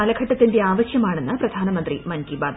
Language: Malayalam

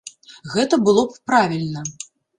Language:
Belarusian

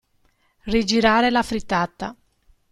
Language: Italian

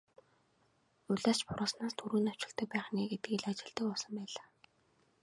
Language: Mongolian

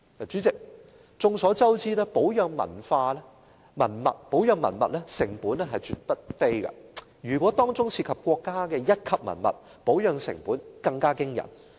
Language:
Cantonese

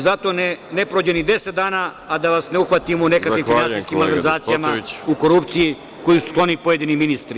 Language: Serbian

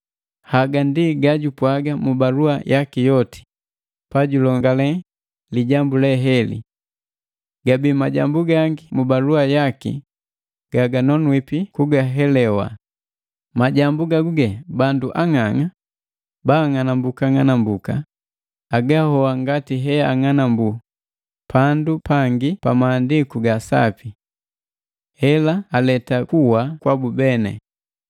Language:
Matengo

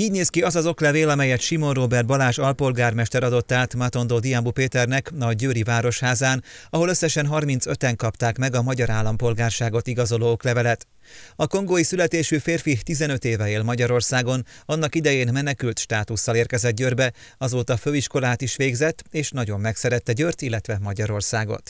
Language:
Hungarian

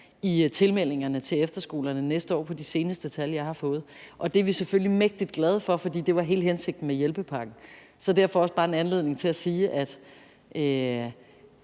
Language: Danish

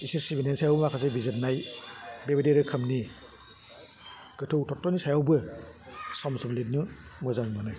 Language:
Bodo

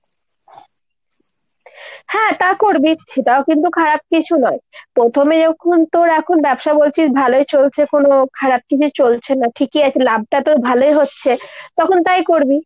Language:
Bangla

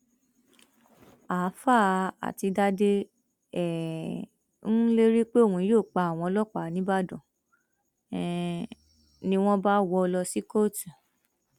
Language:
Yoruba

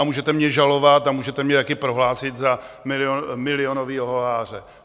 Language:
Czech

